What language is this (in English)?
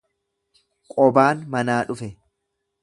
Oromo